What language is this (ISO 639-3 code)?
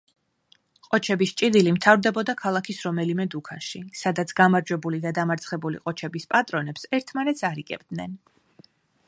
kat